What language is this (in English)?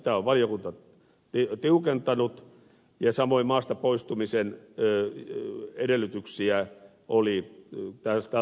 Finnish